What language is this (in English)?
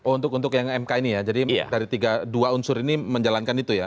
Indonesian